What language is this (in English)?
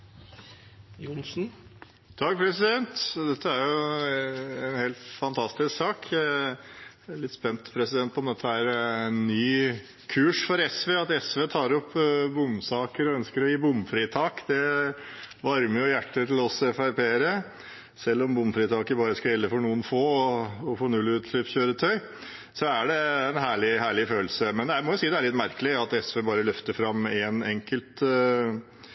Norwegian Bokmål